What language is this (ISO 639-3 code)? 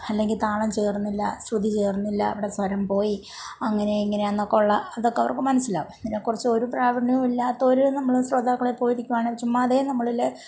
mal